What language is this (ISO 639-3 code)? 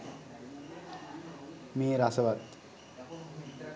sin